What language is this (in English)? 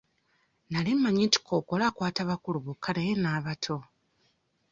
Ganda